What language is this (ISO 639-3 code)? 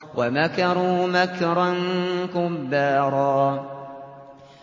ara